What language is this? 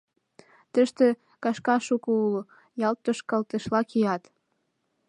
Mari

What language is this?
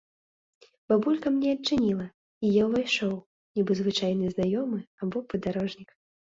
Belarusian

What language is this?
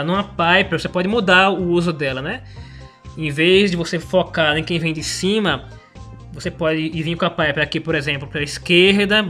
Portuguese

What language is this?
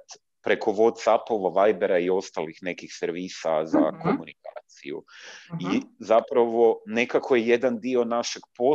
Croatian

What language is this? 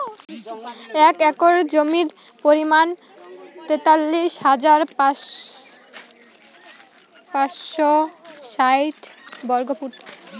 Bangla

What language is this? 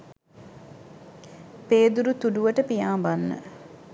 Sinhala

